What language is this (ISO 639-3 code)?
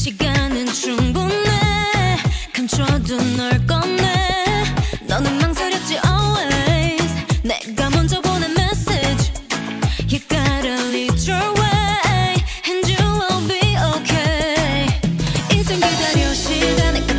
kor